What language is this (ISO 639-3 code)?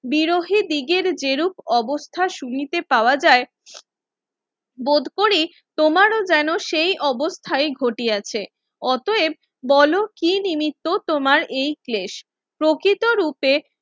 ben